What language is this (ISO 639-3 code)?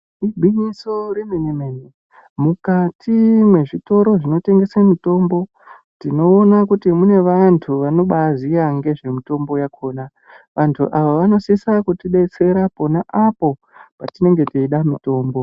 ndc